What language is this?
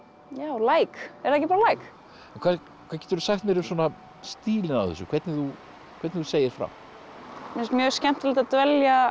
Icelandic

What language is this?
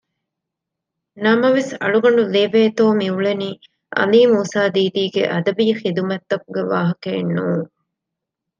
Divehi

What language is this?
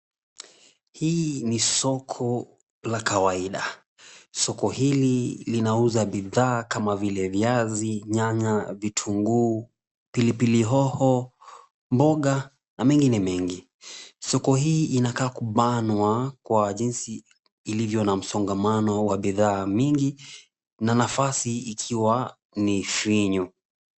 Swahili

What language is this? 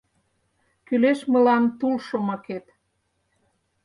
Mari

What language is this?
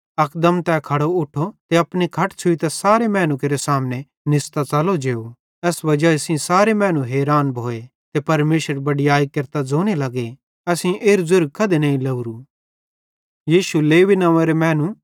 Bhadrawahi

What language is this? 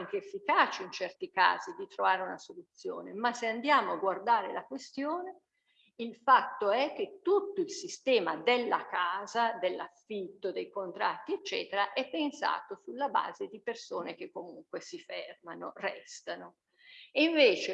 Italian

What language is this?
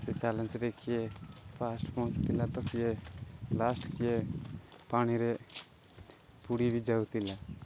Odia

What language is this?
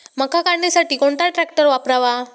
Marathi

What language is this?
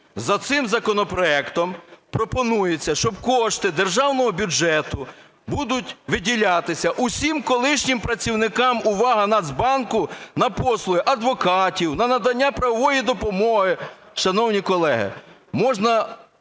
Ukrainian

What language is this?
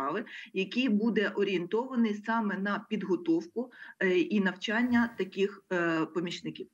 Ukrainian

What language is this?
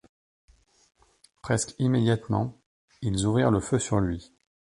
French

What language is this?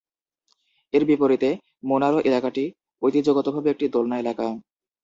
Bangla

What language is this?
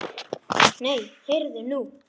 Icelandic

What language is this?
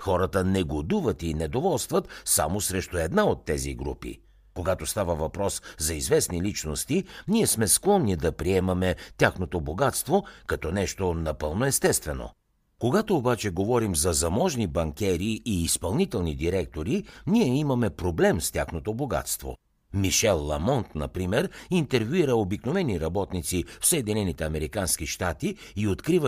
Bulgarian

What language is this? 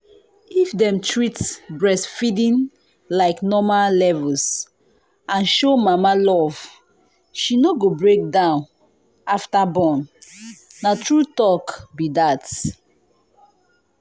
Nigerian Pidgin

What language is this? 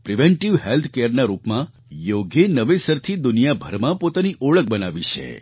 Gujarati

